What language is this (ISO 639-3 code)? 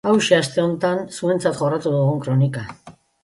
eus